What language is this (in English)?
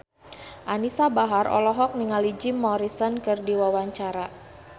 Sundanese